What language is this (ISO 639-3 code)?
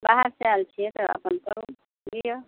mai